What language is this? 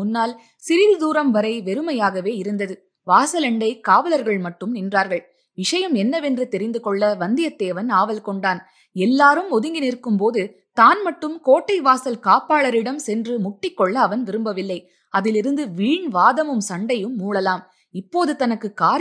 Tamil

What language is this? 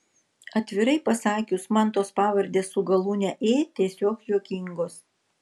Lithuanian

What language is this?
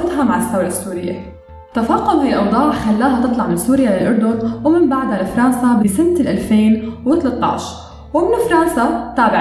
Arabic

